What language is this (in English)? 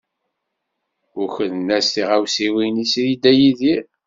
Kabyle